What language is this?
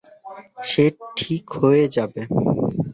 Bangla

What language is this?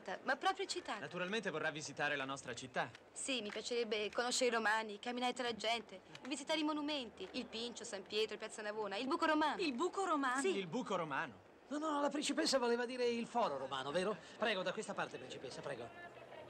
Italian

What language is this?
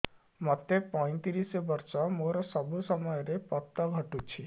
Odia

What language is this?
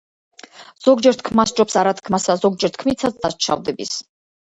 Georgian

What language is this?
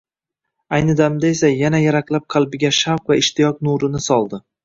Uzbek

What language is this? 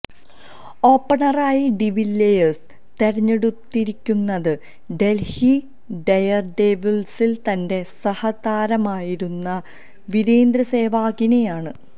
Malayalam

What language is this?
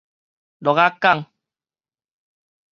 Min Nan Chinese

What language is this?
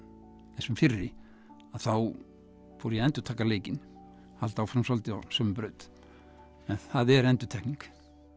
Icelandic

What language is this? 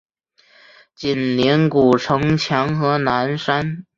Chinese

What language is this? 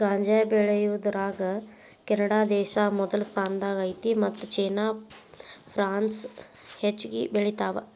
Kannada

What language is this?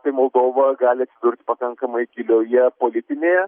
Lithuanian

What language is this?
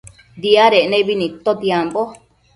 Matsés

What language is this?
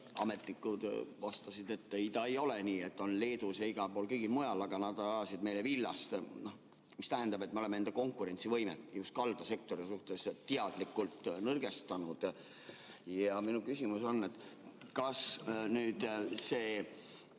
Estonian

